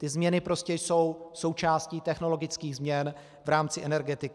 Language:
Czech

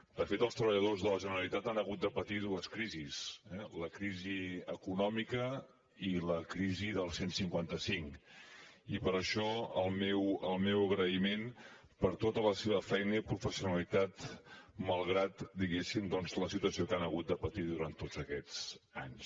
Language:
Catalan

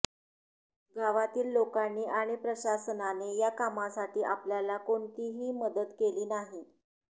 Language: Marathi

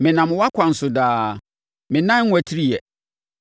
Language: Akan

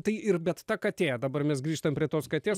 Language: Lithuanian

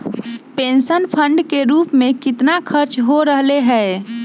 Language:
Magahi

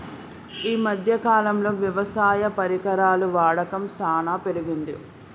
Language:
Telugu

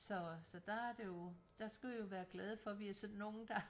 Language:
Danish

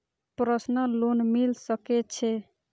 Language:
Maithili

